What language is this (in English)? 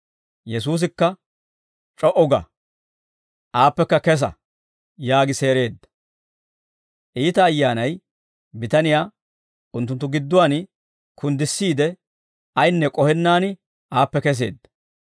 Dawro